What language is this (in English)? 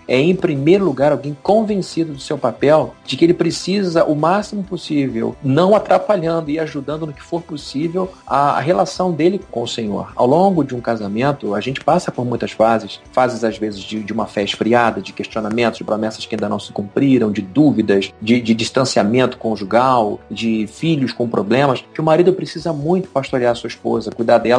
Portuguese